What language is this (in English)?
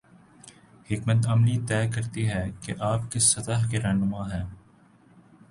Urdu